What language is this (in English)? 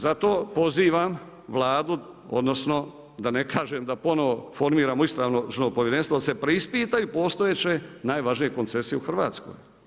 Croatian